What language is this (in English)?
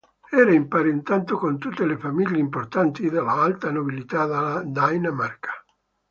Italian